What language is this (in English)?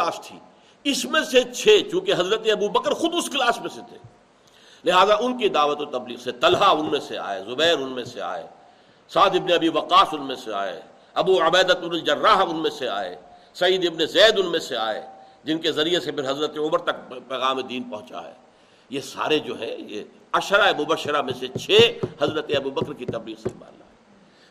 Urdu